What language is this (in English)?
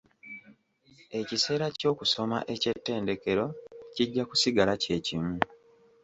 Ganda